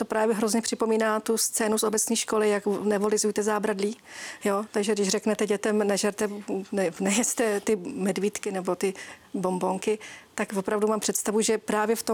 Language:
Czech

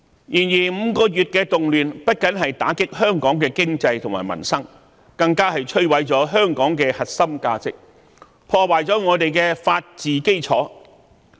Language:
Cantonese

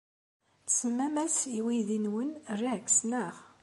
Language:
Kabyle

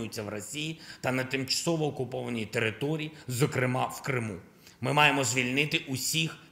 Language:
Ukrainian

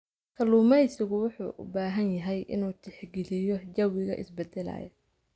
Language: Somali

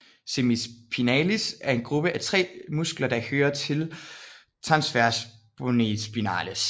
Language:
Danish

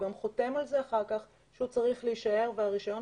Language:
Hebrew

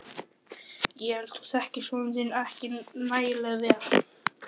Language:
Icelandic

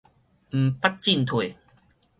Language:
Min Nan Chinese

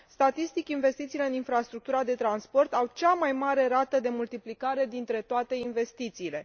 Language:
Romanian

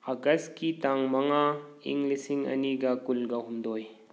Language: Manipuri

